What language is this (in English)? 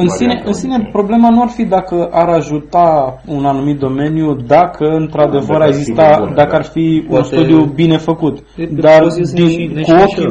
Romanian